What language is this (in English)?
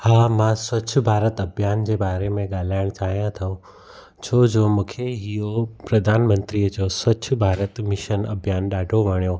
Sindhi